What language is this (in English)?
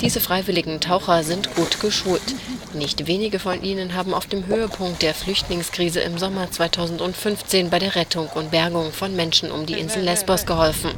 German